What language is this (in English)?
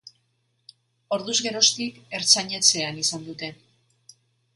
Basque